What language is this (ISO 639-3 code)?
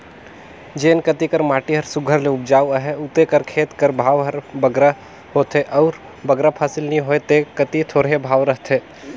hne